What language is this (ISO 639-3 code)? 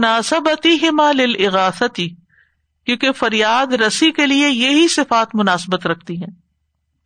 urd